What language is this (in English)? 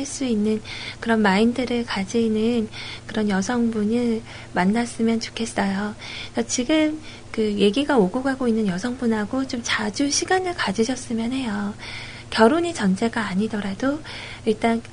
Korean